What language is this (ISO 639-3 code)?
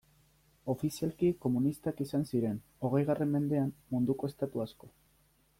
eus